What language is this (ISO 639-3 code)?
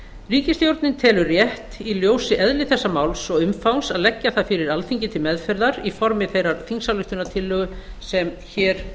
isl